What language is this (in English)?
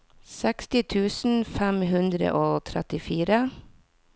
Norwegian